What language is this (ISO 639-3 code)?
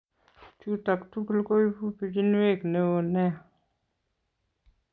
kln